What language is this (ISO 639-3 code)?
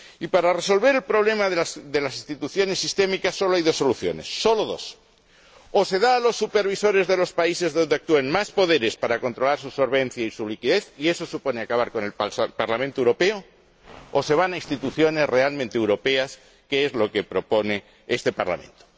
spa